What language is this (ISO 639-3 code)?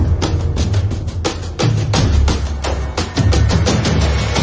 tha